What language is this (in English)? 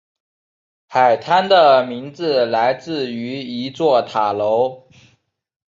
Chinese